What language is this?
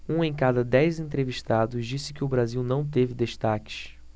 Portuguese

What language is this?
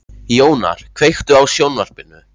Icelandic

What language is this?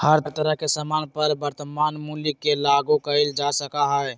Magahi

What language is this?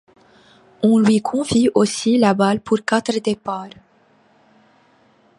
French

